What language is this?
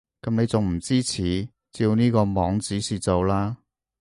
Cantonese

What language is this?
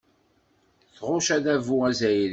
Kabyle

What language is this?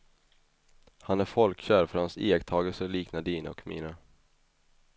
Swedish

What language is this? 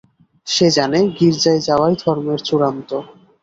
Bangla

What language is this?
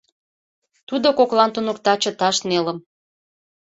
Mari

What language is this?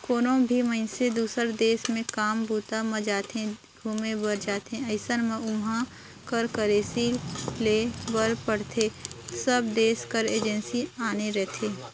Chhattisgarhi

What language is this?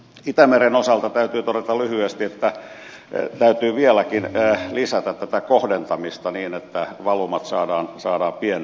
Finnish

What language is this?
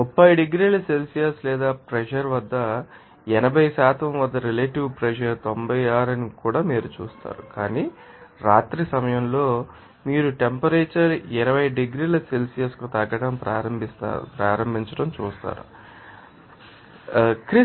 Telugu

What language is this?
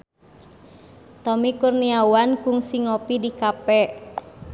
Sundanese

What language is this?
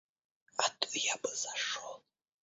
Russian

